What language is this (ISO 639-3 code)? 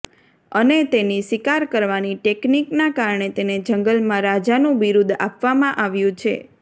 guj